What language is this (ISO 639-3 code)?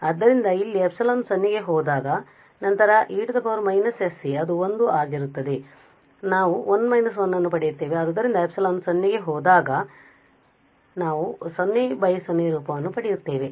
kan